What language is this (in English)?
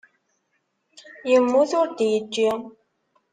Kabyle